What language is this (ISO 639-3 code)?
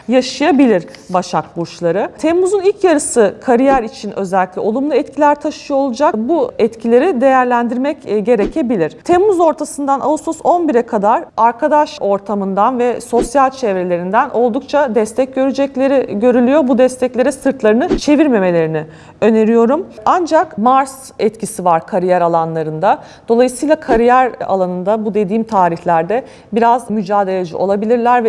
tur